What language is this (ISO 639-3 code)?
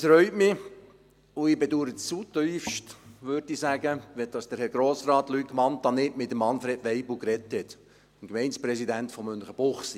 gsw